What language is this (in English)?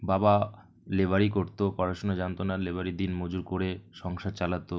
Bangla